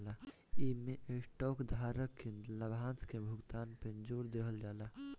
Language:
Bhojpuri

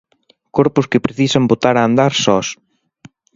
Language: Galician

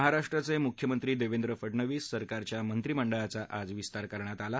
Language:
Marathi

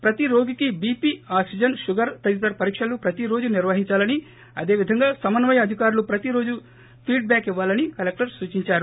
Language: Telugu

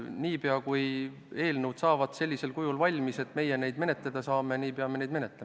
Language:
Estonian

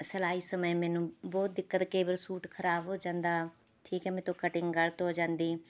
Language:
Punjabi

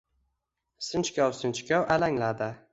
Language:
Uzbek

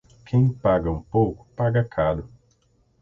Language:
Portuguese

